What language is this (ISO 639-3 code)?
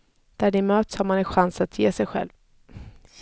swe